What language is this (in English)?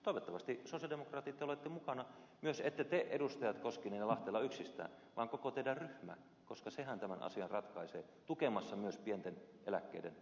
Finnish